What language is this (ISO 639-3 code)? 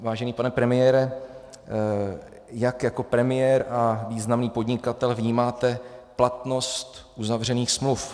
ces